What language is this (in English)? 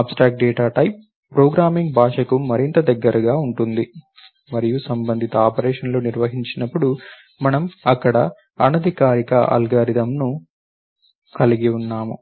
Telugu